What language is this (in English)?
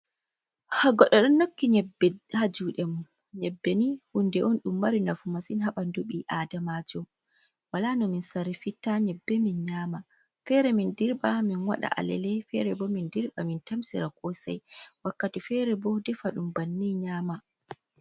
Fula